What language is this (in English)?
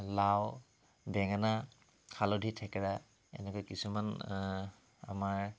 Assamese